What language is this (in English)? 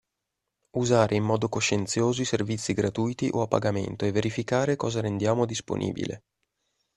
Italian